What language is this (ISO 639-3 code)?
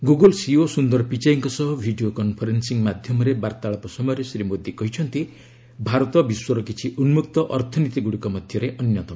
ori